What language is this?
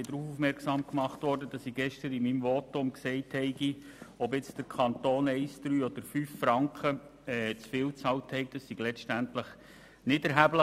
Swiss German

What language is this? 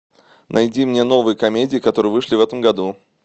Russian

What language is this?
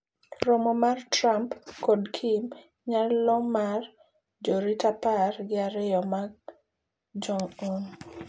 Luo (Kenya and Tanzania)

